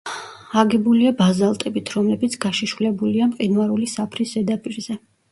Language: Georgian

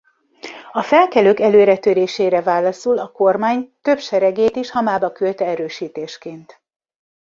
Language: Hungarian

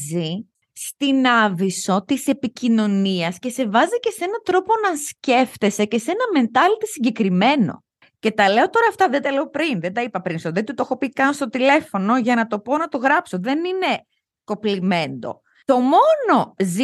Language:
Greek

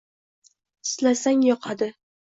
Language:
Uzbek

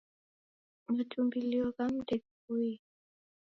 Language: Taita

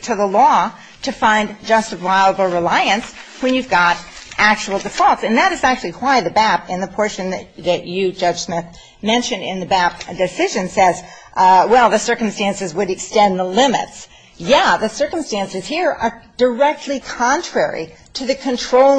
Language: English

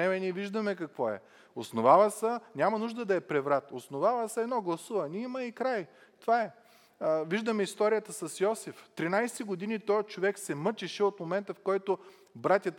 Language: Bulgarian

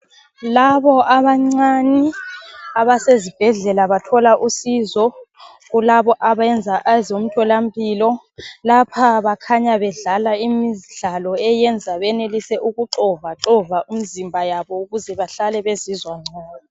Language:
North Ndebele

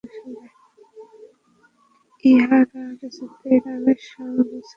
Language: Bangla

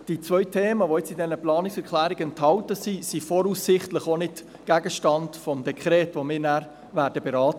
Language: Swiss German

